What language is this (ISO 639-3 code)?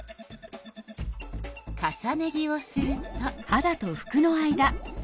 jpn